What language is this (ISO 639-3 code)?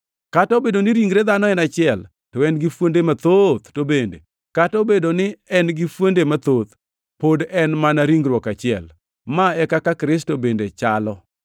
luo